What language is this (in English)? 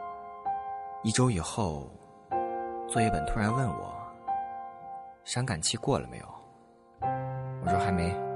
Chinese